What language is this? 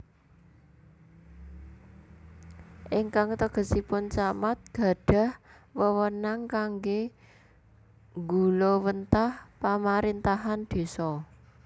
Javanese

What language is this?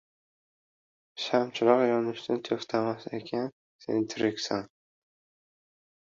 Uzbek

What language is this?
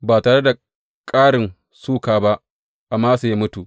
Hausa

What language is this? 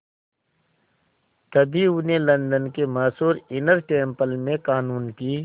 Hindi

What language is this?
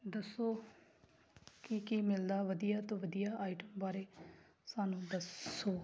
Punjabi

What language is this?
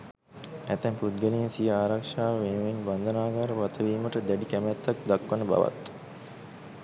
Sinhala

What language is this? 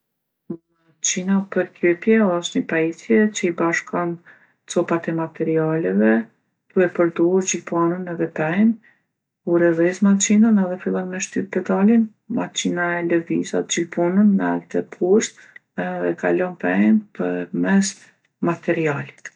Gheg Albanian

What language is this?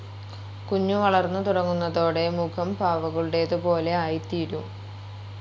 Malayalam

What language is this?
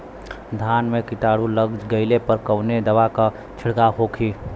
Bhojpuri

